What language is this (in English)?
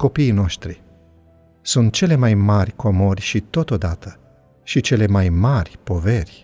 Romanian